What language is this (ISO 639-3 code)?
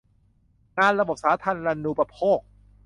tha